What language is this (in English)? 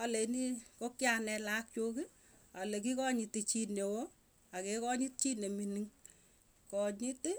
Tugen